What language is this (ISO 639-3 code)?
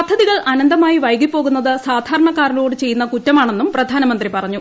mal